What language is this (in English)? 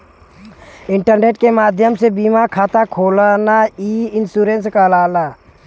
Bhojpuri